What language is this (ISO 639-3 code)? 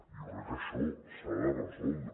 cat